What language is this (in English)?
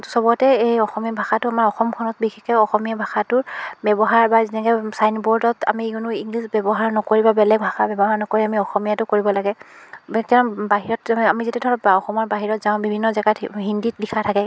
Assamese